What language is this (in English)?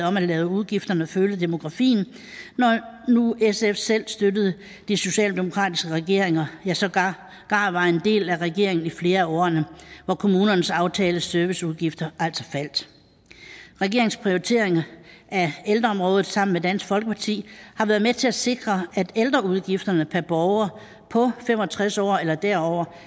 Danish